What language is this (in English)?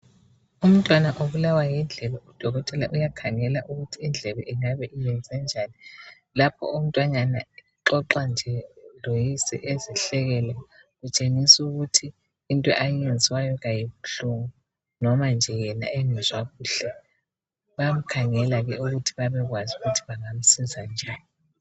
North Ndebele